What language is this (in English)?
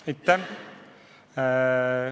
Estonian